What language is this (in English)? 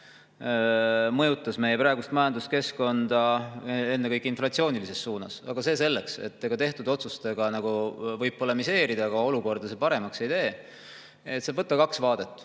Estonian